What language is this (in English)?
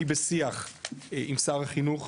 Hebrew